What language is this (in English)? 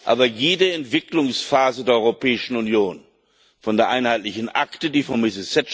German